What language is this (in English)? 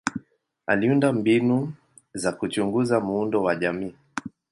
Swahili